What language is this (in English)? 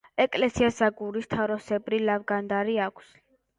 Georgian